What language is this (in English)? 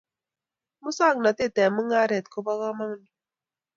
Kalenjin